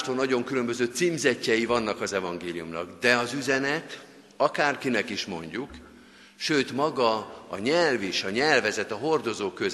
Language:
Hungarian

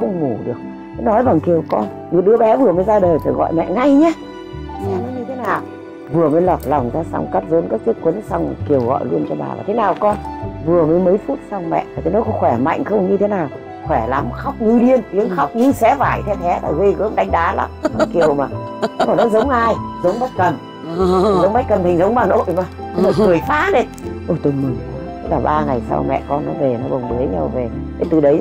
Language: Vietnamese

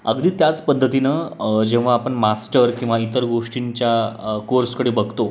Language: Marathi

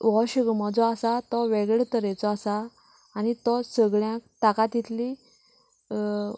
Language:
Konkani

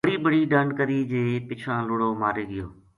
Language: Gujari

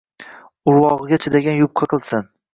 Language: Uzbek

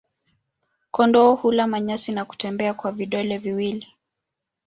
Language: Swahili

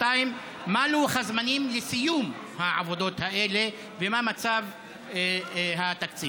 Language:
Hebrew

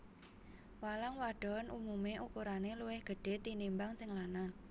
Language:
Javanese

